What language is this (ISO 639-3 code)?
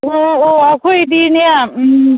mni